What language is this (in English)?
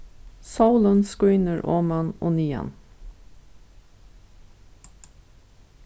Faroese